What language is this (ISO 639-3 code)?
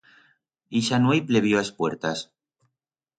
arg